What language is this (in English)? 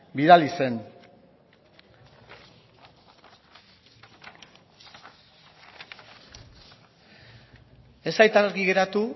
Basque